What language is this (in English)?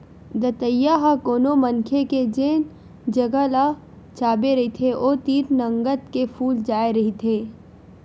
Chhattisgarhi